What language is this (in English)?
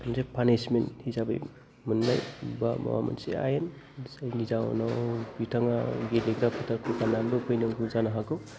Bodo